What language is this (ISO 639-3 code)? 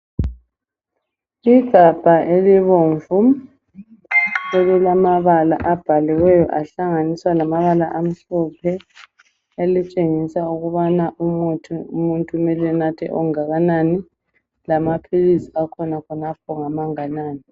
nde